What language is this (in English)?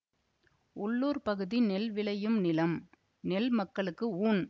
Tamil